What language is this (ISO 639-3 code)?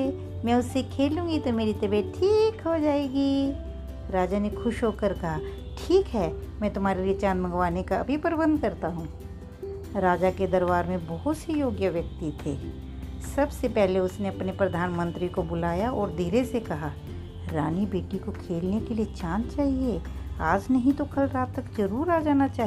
hin